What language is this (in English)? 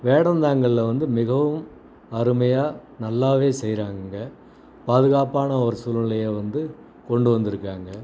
Tamil